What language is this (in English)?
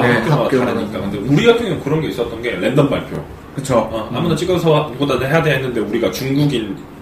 Korean